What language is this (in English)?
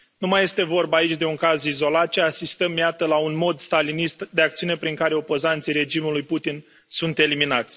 Romanian